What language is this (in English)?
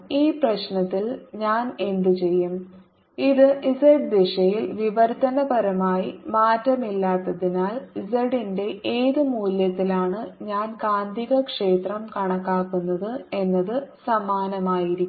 Malayalam